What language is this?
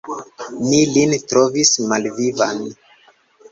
Esperanto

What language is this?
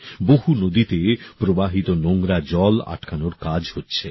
Bangla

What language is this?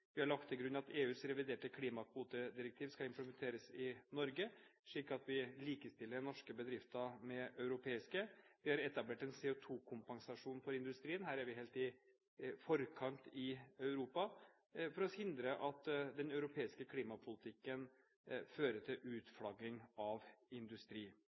Norwegian Bokmål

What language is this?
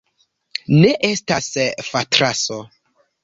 Esperanto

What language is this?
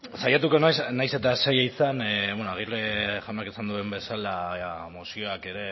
Basque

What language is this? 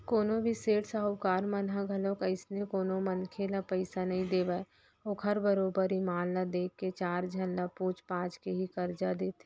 Chhattisgarhi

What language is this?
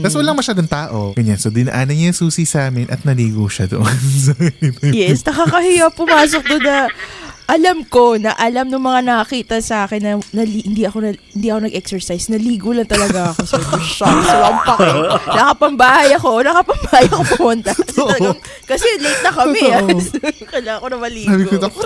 Filipino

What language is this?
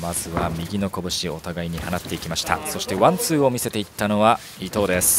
Japanese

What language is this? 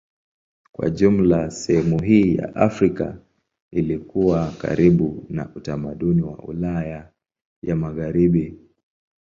Swahili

